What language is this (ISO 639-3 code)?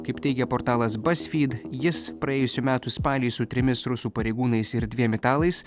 lit